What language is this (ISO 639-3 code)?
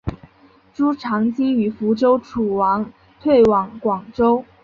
zho